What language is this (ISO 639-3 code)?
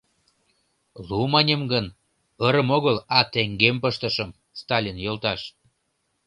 chm